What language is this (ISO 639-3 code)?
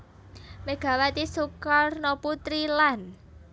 jav